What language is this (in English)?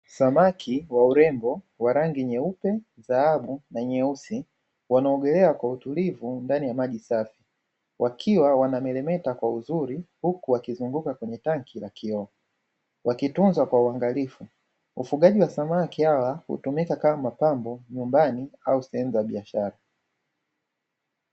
Swahili